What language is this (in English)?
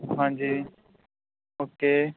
Punjabi